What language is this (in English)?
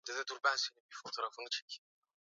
Swahili